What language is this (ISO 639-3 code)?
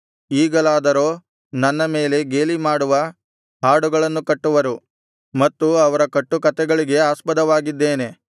kan